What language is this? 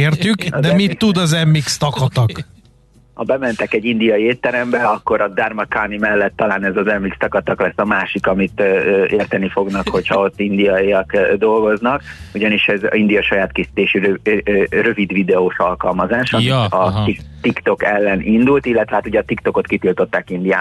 Hungarian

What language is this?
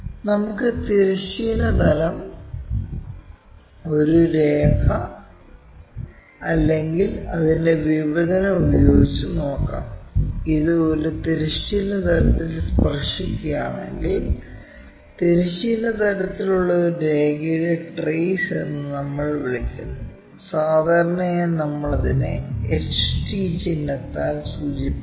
Malayalam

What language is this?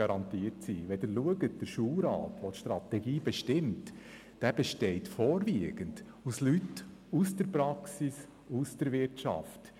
Swiss German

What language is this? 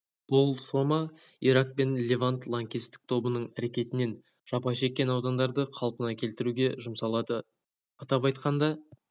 Kazakh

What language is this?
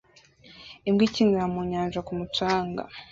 Kinyarwanda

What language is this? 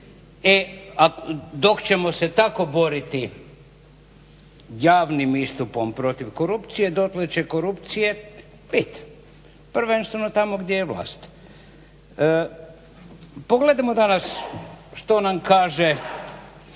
Croatian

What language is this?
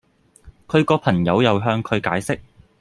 Cantonese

